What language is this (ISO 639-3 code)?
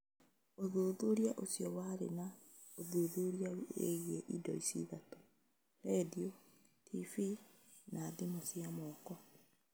kik